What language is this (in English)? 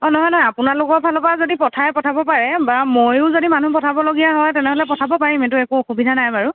Assamese